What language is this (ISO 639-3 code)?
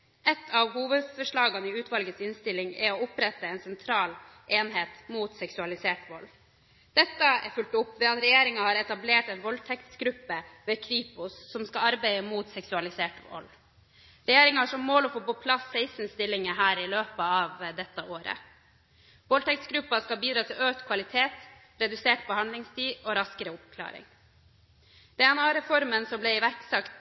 nob